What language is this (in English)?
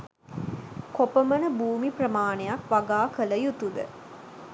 Sinhala